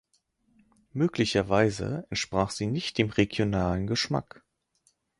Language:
German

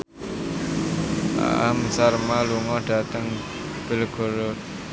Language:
Javanese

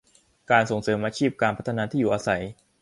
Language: Thai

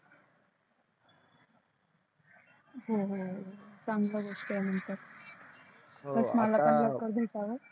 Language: Marathi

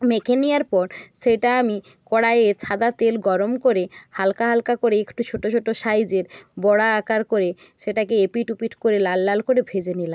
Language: Bangla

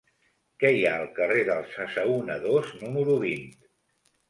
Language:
Catalan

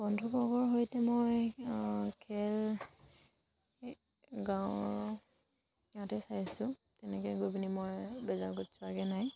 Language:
Assamese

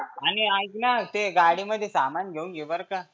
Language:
Marathi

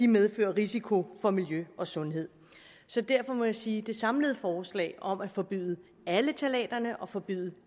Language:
Danish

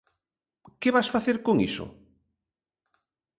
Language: Galician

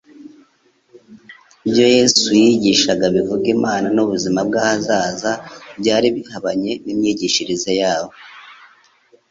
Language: Kinyarwanda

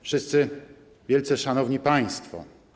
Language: Polish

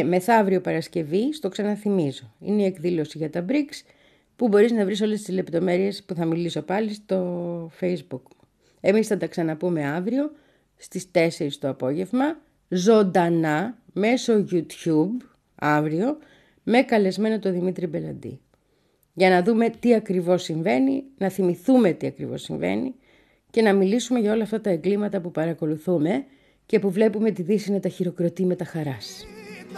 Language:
Greek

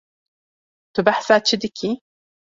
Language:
Kurdish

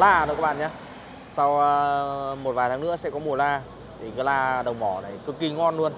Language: Vietnamese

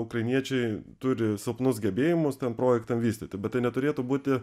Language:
Lithuanian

